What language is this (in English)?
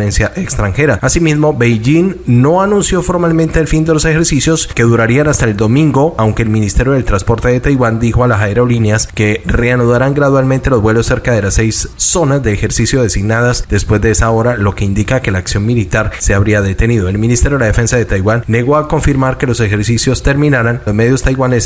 Spanish